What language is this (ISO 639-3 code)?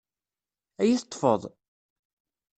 kab